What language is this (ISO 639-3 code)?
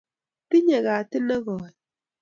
kln